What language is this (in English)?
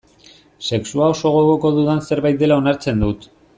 Basque